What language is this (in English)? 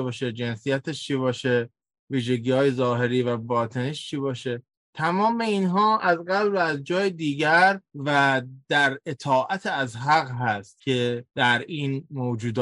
Persian